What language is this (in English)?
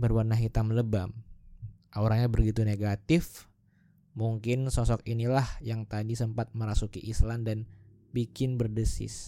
Indonesian